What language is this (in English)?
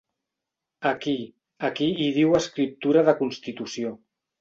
Catalan